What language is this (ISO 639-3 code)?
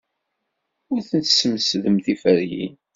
kab